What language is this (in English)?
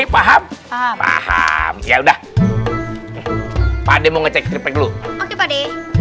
Indonesian